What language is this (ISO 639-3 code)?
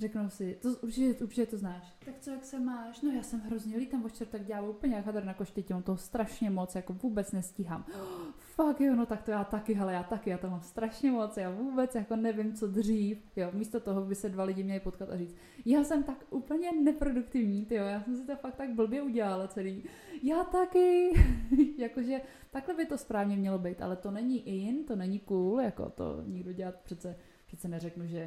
ces